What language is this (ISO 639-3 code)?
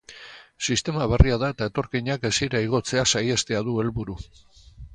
eus